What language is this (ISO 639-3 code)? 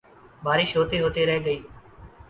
urd